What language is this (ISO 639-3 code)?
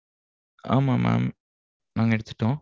tam